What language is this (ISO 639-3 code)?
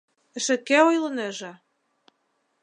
chm